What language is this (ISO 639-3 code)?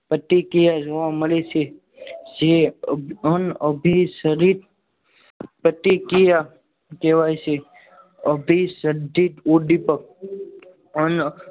guj